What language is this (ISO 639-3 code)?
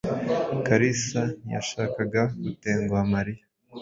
kin